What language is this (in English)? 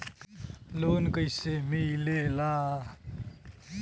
Bhojpuri